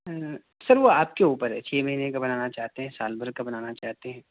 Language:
Urdu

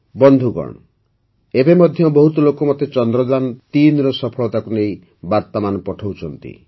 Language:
Odia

